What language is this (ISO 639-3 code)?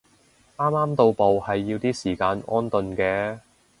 yue